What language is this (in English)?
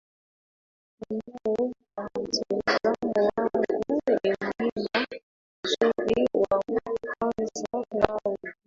Swahili